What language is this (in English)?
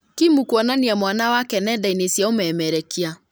Kikuyu